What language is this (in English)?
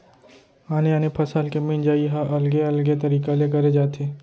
Chhattisgarhi